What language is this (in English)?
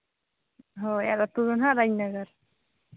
Santali